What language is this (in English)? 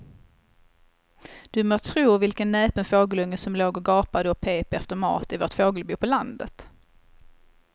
Swedish